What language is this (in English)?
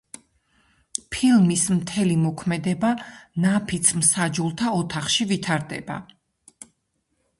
Georgian